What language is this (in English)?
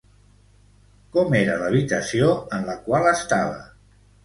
Catalan